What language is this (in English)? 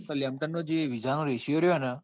Gujarati